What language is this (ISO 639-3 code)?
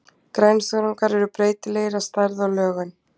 isl